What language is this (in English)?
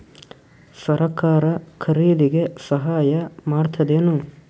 Kannada